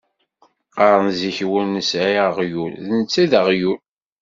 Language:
Kabyle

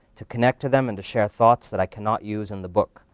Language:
English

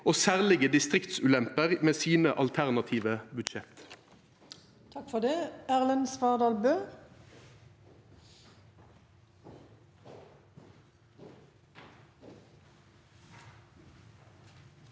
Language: Norwegian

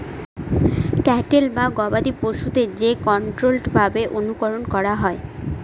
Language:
Bangla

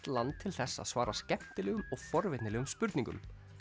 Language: Icelandic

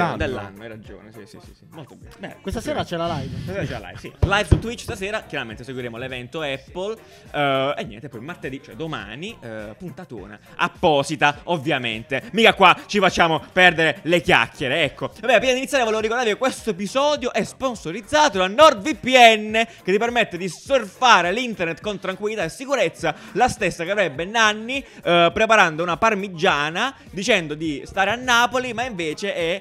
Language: Italian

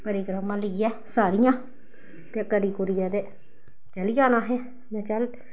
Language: Dogri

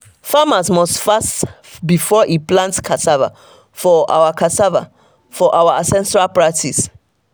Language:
Nigerian Pidgin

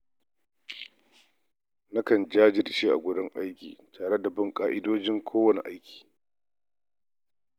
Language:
Hausa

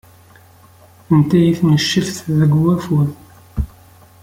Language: Kabyle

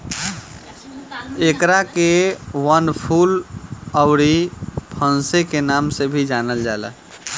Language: Bhojpuri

